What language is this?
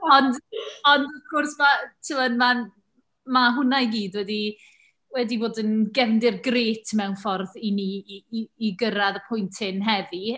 Welsh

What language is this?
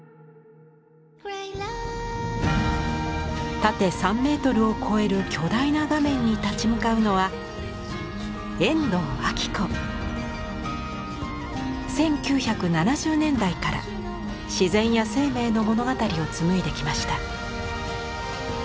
Japanese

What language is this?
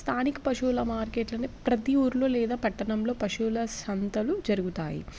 Telugu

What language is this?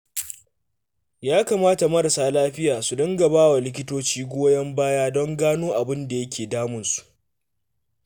Hausa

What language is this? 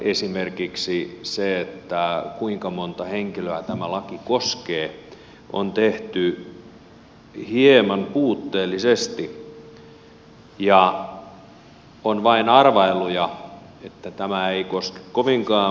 Finnish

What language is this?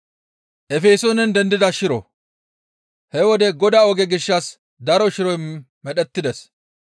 Gamo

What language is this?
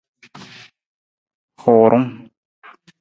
Nawdm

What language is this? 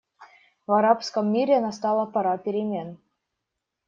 Russian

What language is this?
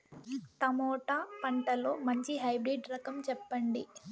Telugu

